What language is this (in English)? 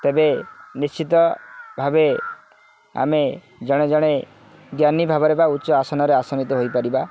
Odia